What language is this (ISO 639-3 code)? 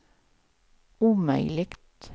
swe